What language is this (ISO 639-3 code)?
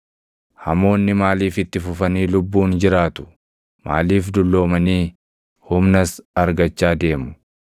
orm